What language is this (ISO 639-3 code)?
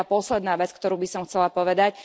slk